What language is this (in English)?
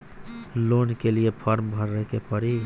Bhojpuri